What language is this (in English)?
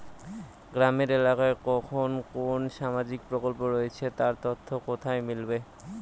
Bangla